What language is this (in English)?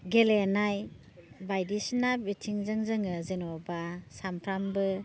Bodo